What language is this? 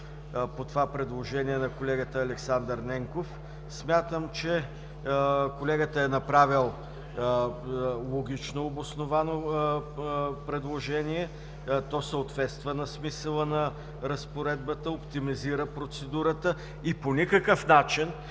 Bulgarian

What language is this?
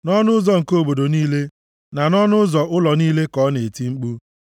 Igbo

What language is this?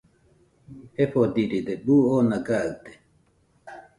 Nüpode Huitoto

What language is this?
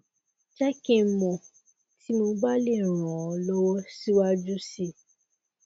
Yoruba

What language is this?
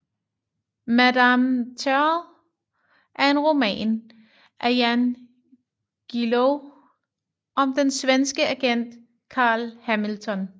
Danish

